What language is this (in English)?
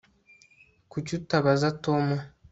Kinyarwanda